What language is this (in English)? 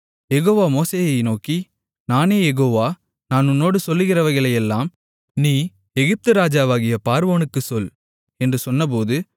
Tamil